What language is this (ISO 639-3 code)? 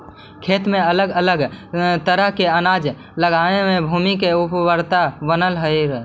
mag